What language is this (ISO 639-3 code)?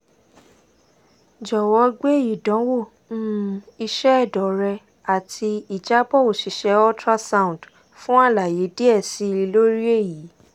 yor